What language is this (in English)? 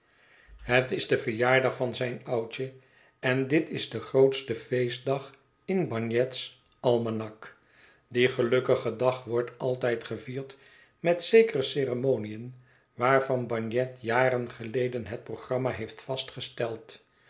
Dutch